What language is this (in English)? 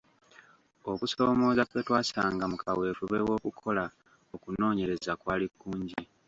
Ganda